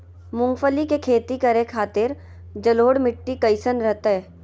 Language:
Magahi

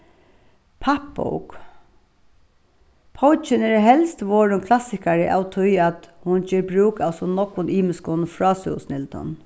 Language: Faroese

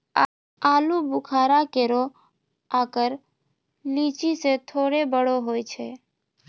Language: Maithili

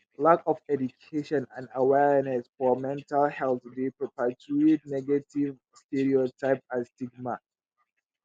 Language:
Nigerian Pidgin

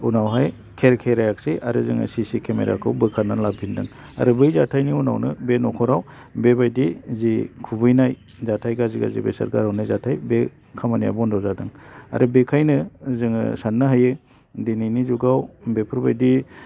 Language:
Bodo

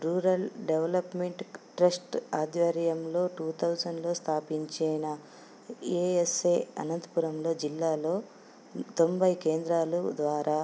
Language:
Telugu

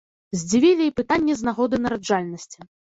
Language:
Belarusian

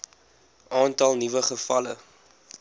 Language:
Afrikaans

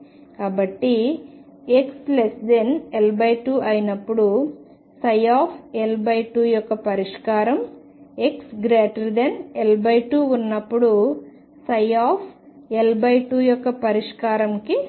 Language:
Telugu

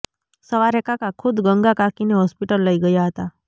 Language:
Gujarati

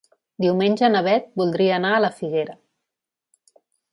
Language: Catalan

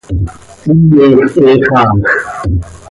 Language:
Seri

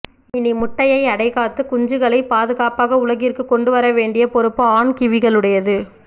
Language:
Tamil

